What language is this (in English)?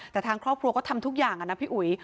Thai